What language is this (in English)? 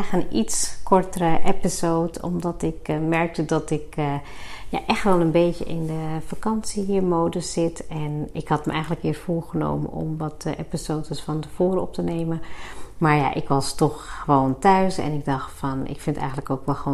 Dutch